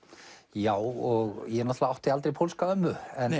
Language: Icelandic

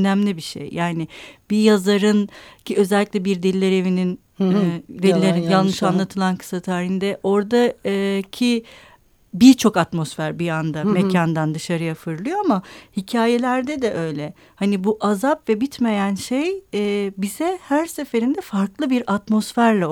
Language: Turkish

